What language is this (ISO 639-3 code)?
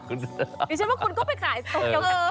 tha